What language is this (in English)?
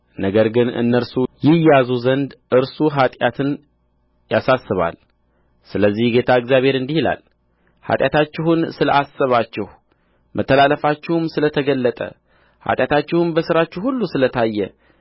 Amharic